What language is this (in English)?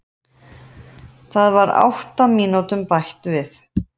Icelandic